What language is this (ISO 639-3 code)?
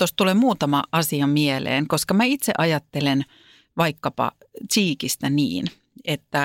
fin